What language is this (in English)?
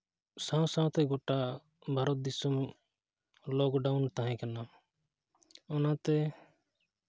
Santali